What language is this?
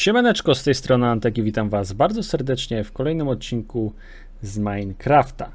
Polish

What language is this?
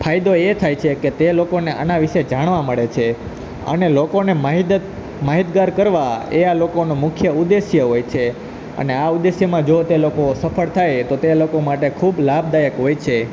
Gujarati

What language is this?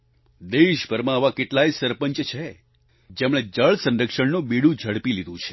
Gujarati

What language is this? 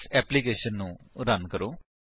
Punjabi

